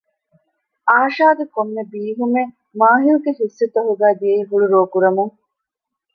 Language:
Divehi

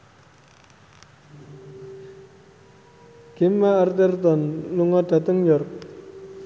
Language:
Javanese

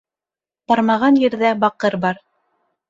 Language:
Bashkir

